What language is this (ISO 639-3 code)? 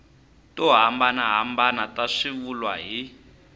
tso